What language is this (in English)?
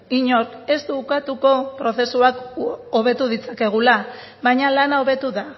Basque